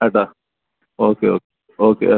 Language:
Malayalam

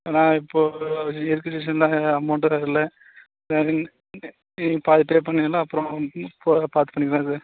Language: Tamil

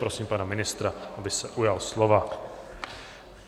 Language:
Czech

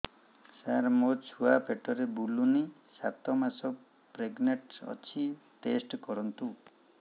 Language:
Odia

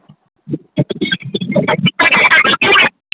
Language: Maithili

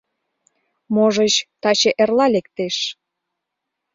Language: Mari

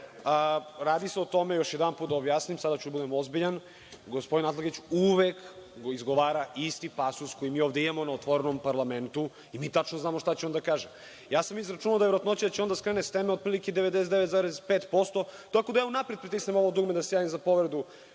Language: Serbian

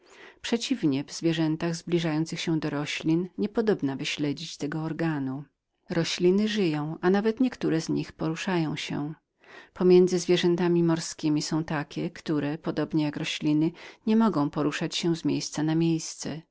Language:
Polish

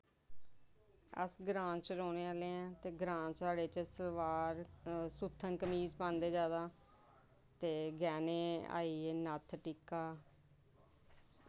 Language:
Dogri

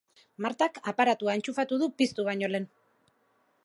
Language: Basque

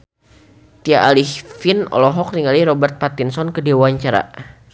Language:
Sundanese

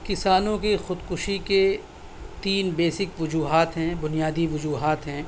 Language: Urdu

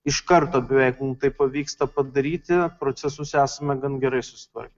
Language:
Lithuanian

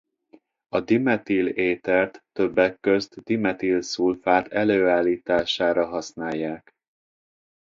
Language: Hungarian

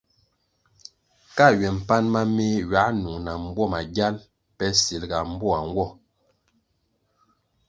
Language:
Kwasio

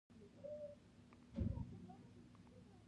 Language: Pashto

